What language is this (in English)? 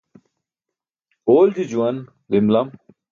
Burushaski